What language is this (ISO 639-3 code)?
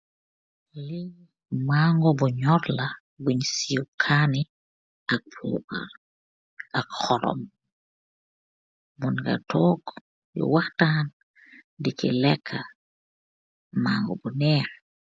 wol